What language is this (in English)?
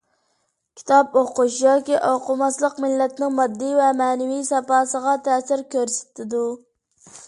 Uyghur